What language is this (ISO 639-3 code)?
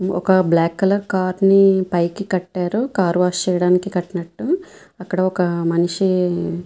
tel